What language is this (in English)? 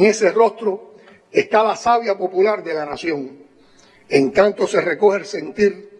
Spanish